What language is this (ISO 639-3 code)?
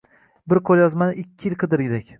uzb